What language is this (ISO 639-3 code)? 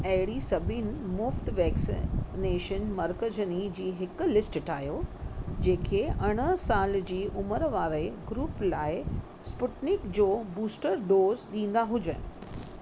snd